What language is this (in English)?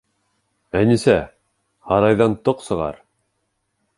Bashkir